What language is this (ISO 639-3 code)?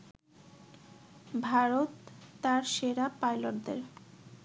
ben